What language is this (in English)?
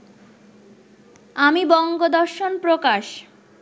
Bangla